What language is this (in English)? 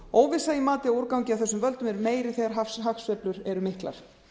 Icelandic